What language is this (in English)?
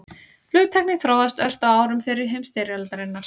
Icelandic